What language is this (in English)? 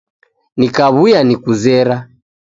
Taita